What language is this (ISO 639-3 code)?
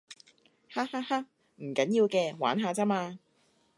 yue